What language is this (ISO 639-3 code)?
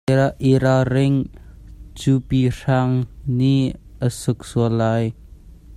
cnh